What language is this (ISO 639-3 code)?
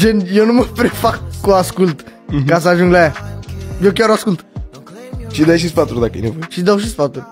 ron